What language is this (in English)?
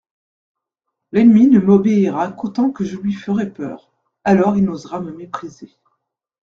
French